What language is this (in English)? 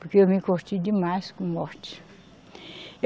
Portuguese